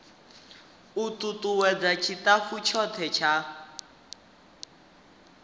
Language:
Venda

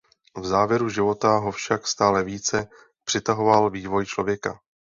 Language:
Czech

